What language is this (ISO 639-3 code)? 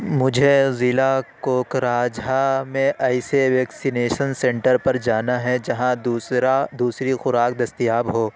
urd